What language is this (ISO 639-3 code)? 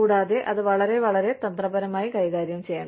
mal